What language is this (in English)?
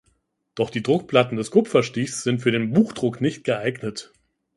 German